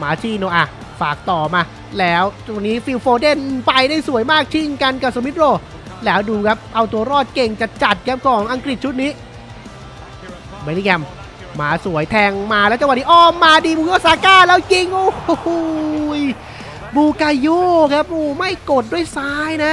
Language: Thai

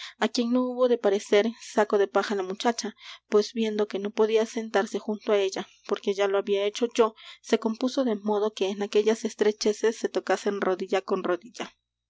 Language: Spanish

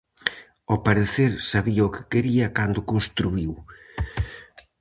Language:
Galician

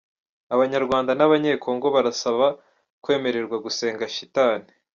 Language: Kinyarwanda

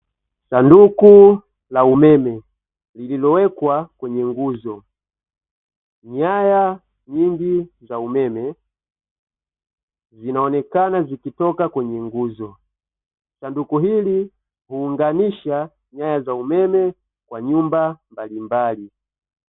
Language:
Swahili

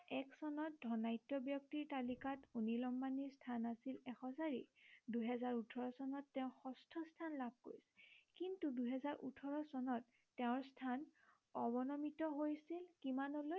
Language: Assamese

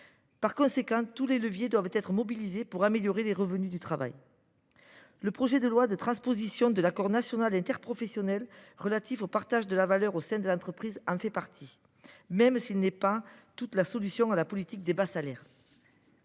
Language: French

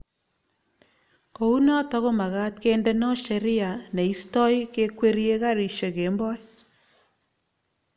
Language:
Kalenjin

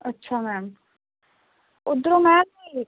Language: Punjabi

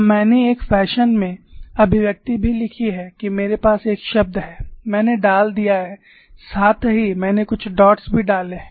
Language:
Hindi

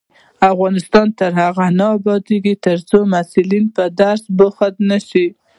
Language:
Pashto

